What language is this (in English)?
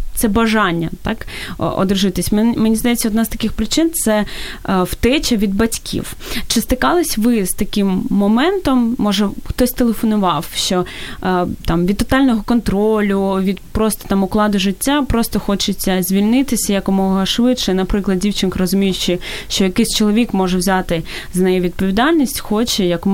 Ukrainian